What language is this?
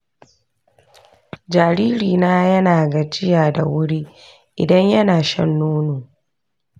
Hausa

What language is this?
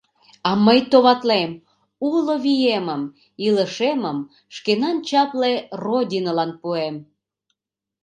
Mari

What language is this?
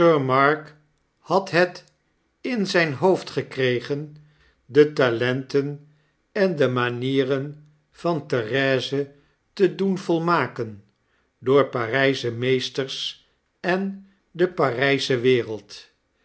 Dutch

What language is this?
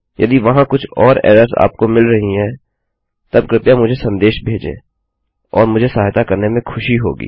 Hindi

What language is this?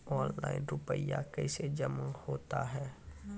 Maithili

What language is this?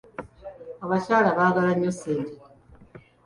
Ganda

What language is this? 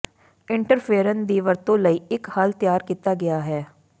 Punjabi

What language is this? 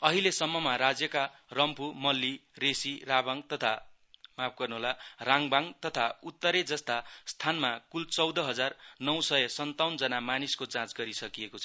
Nepali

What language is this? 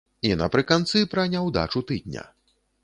Belarusian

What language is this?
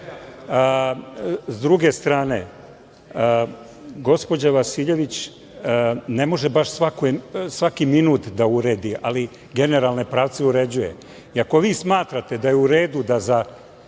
Serbian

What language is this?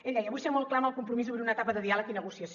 Catalan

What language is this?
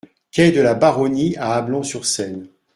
French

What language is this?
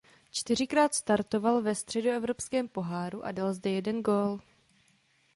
Czech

